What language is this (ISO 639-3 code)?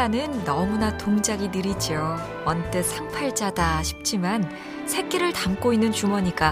kor